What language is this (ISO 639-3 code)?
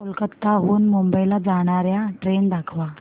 mar